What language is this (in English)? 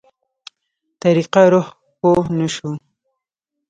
Pashto